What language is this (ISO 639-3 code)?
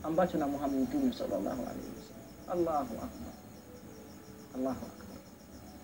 swa